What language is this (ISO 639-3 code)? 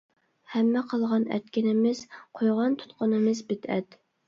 uig